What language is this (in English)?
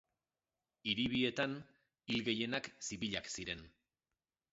Basque